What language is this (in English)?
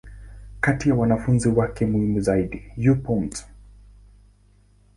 Swahili